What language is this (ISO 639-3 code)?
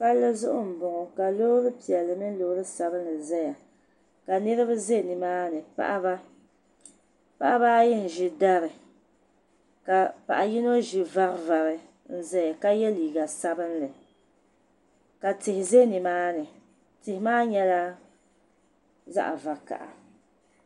dag